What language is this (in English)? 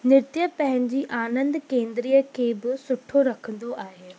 Sindhi